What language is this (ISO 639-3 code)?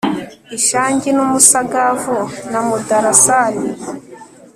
kin